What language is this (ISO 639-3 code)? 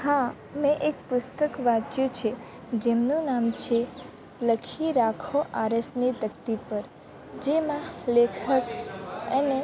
guj